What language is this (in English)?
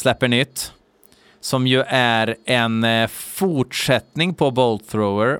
Swedish